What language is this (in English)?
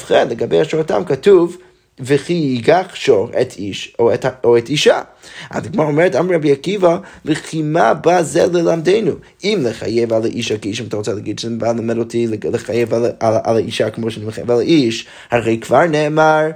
Hebrew